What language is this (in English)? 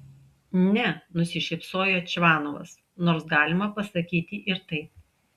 Lithuanian